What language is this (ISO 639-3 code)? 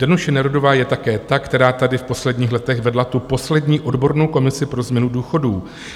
ces